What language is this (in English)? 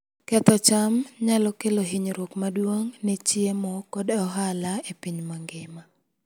Luo (Kenya and Tanzania)